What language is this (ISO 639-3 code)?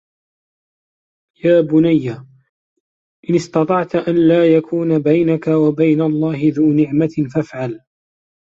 ara